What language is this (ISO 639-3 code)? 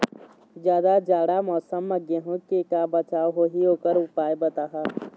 hne